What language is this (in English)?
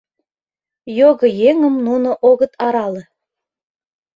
Mari